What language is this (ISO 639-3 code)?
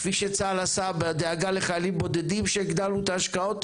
heb